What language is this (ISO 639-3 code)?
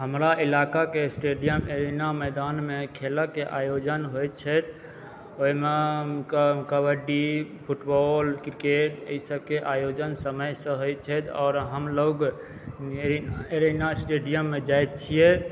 mai